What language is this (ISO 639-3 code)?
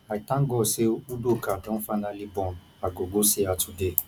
pcm